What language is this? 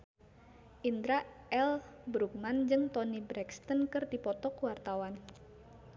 Sundanese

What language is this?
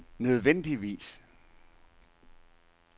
Danish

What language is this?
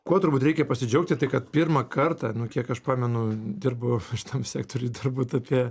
Lithuanian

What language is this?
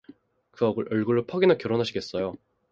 Korean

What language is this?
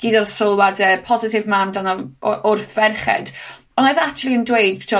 Welsh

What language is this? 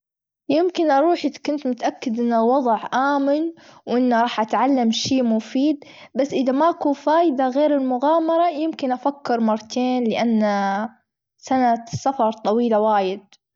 Gulf Arabic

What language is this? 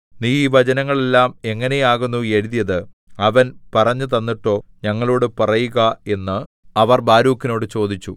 Malayalam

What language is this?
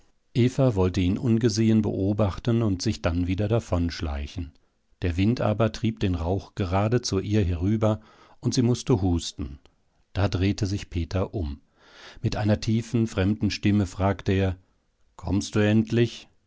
German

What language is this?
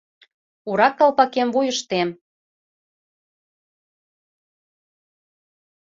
Mari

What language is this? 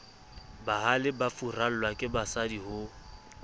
Southern Sotho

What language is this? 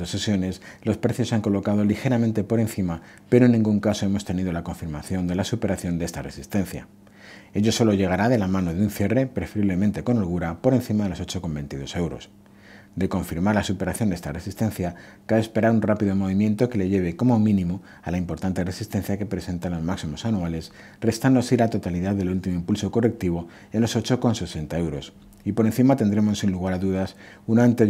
Spanish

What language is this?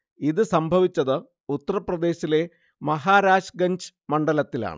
Malayalam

